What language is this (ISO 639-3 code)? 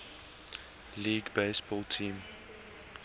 eng